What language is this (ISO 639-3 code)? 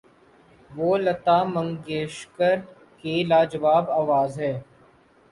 urd